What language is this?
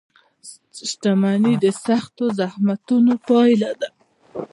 Pashto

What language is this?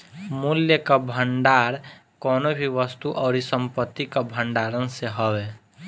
Bhojpuri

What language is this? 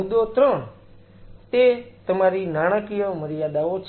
Gujarati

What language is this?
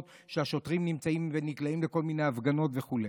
Hebrew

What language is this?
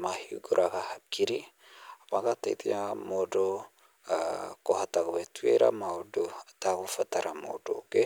Kikuyu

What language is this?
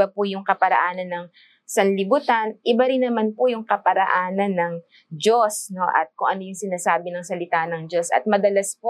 Filipino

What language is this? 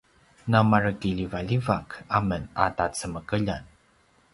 Paiwan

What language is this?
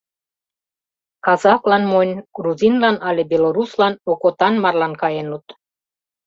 Mari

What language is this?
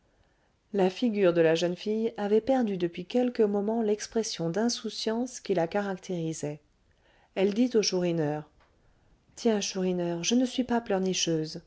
French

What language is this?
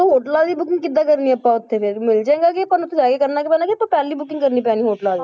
Punjabi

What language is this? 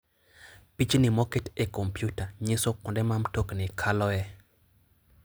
Luo (Kenya and Tanzania)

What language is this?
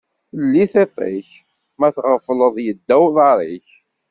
Kabyle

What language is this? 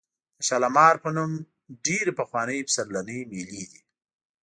Pashto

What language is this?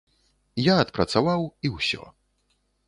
Belarusian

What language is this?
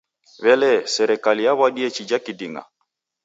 Taita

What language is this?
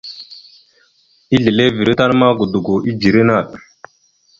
Mada (Cameroon)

